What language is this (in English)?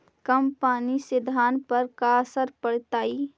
Magahi